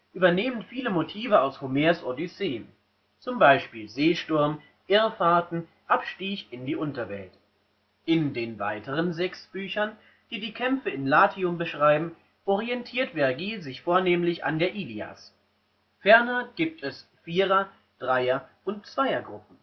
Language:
German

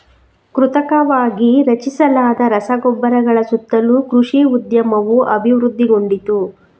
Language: Kannada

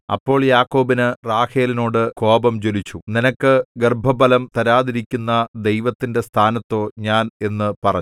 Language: Malayalam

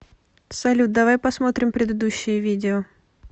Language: Russian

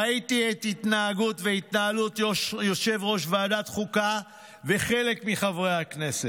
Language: Hebrew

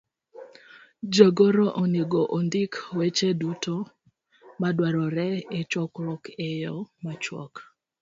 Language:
Luo (Kenya and Tanzania)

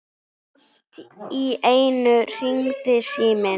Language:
Icelandic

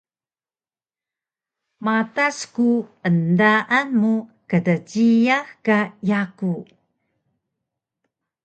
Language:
Taroko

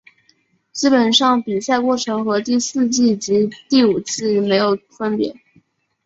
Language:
Chinese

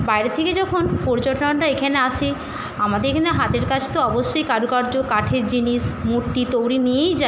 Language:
Bangla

